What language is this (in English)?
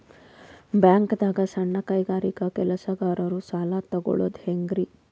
Kannada